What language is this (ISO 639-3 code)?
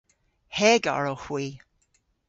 cor